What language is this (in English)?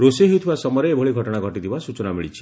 Odia